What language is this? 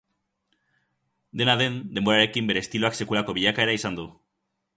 Basque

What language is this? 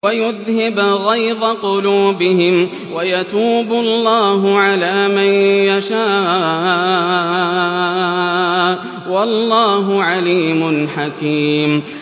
Arabic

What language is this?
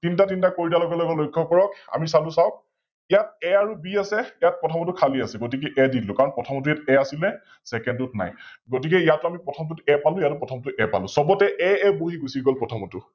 Assamese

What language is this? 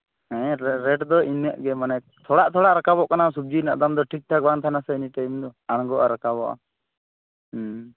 Santali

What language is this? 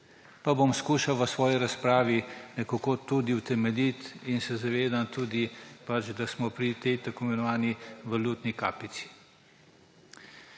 Slovenian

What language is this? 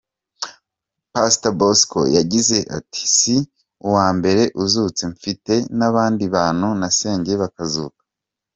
Kinyarwanda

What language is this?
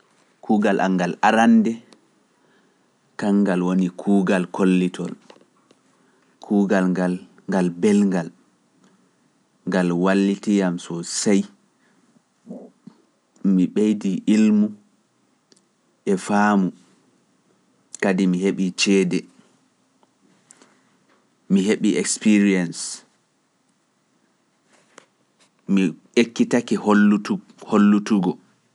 Pular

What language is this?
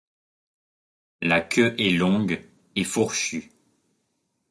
French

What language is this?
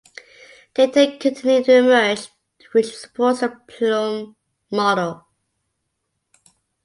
English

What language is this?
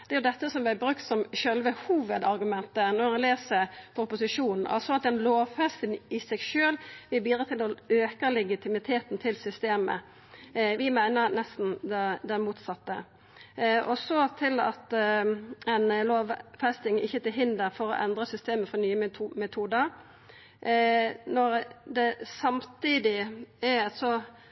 Norwegian Nynorsk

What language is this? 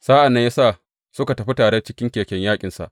Hausa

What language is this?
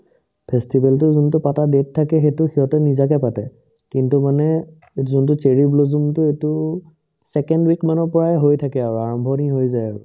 Assamese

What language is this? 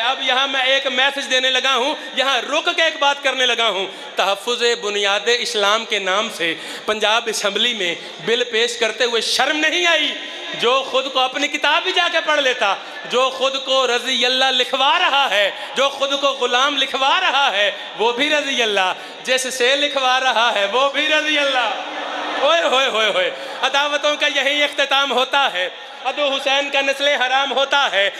Hindi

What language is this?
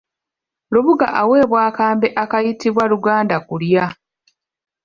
Ganda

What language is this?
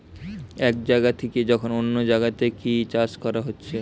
Bangla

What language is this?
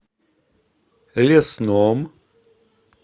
Russian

